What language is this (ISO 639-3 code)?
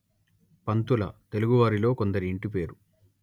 tel